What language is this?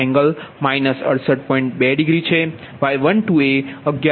Gujarati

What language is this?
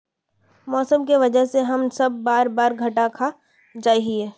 Magahi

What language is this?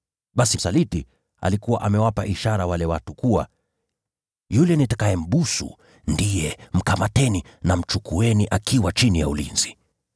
Swahili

